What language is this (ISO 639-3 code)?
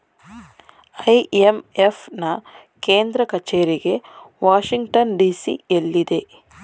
kan